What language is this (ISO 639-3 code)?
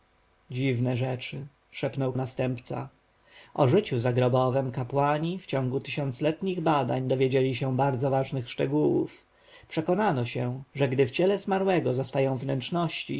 pol